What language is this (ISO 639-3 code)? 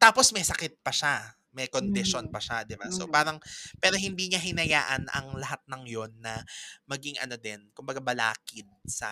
fil